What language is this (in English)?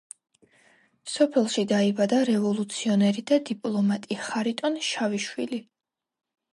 Georgian